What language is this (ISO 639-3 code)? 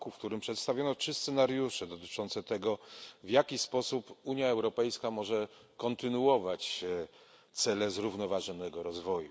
pol